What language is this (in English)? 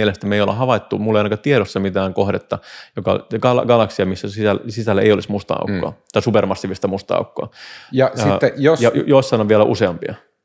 Finnish